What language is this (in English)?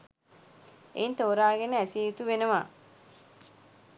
Sinhala